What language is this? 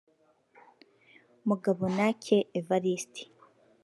Kinyarwanda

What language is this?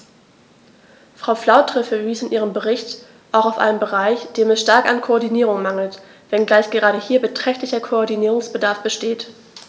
German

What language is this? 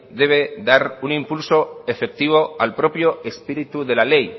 Spanish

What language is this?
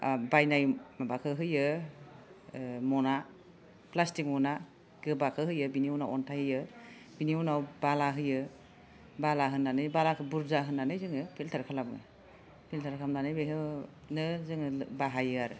Bodo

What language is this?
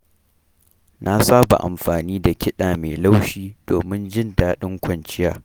Hausa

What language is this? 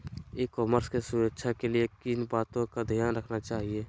Magahi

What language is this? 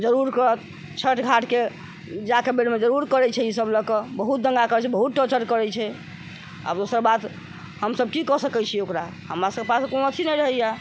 Maithili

